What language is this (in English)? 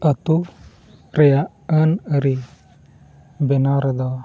Santali